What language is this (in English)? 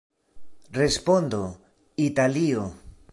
Esperanto